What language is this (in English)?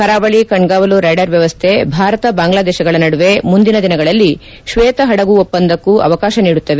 Kannada